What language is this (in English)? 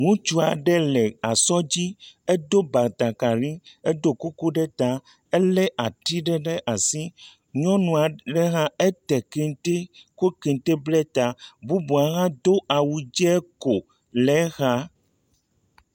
Ewe